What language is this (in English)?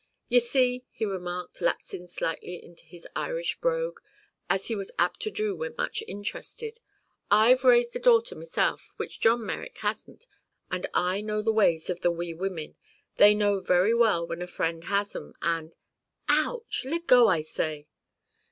English